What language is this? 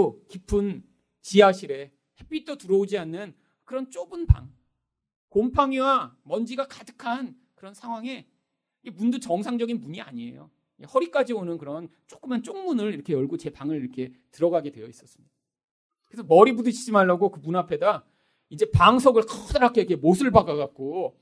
Korean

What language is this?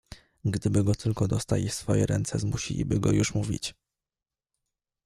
Polish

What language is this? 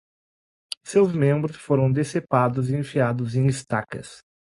Portuguese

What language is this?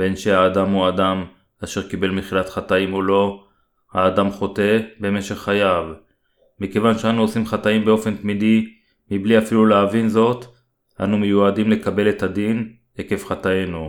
Hebrew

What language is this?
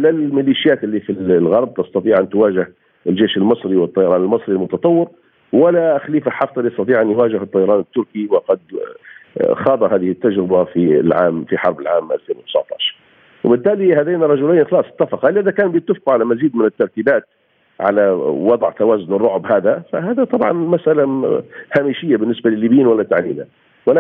Arabic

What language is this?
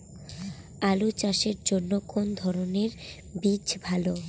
Bangla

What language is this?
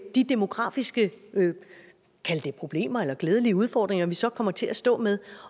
Danish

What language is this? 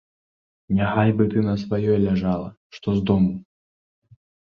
Belarusian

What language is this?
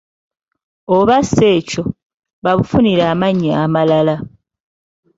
Ganda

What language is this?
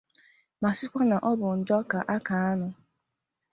Igbo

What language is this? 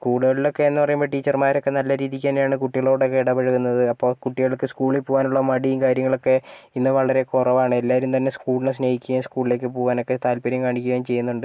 Malayalam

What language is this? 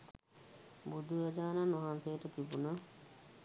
Sinhala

